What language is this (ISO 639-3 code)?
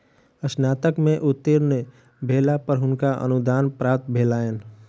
mai